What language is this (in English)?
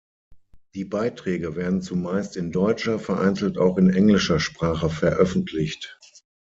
German